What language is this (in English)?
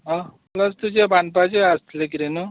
Konkani